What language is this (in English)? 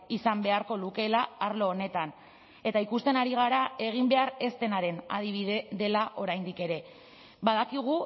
Basque